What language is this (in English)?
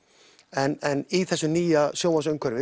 Icelandic